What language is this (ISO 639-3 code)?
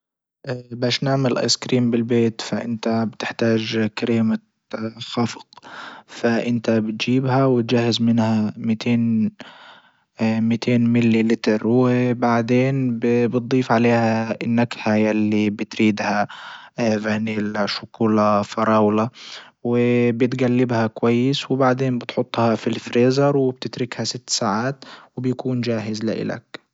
ayl